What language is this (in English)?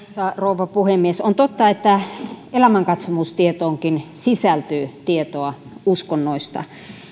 Finnish